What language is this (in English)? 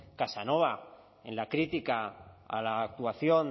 Spanish